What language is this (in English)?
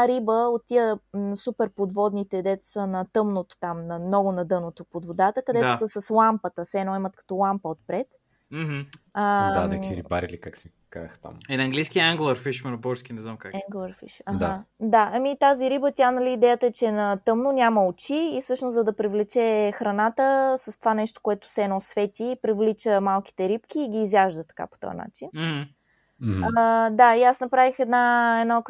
Bulgarian